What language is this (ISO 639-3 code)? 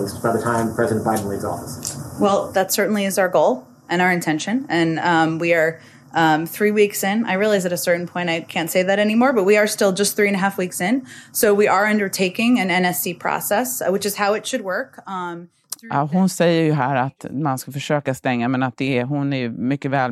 swe